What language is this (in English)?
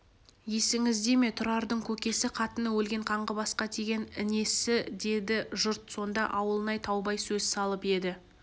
Kazakh